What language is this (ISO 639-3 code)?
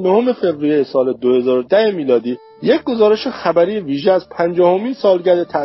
fas